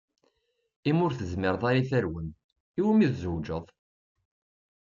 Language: Kabyle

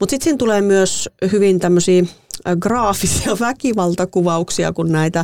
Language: Finnish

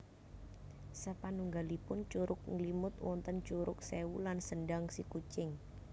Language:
Javanese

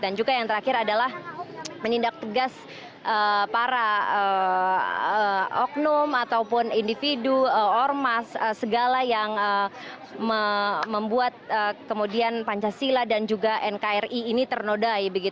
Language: Indonesian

